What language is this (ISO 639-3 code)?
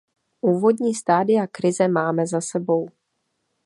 ces